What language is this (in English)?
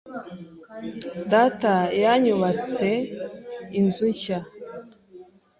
Kinyarwanda